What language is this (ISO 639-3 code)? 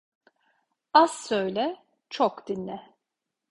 tur